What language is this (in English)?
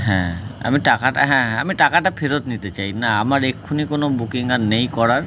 Bangla